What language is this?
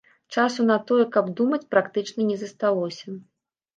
Belarusian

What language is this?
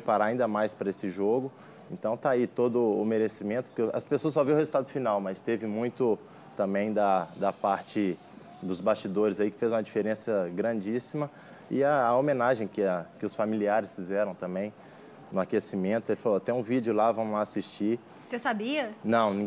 Portuguese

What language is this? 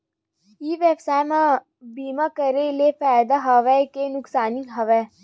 Chhattisgarhi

